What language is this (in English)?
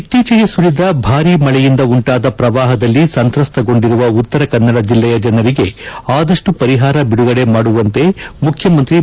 Kannada